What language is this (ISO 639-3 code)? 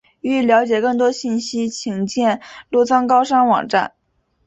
zho